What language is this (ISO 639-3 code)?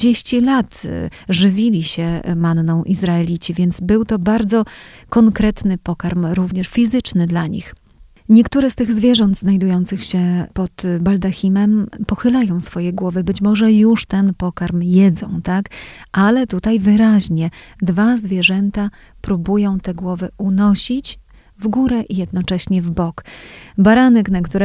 pol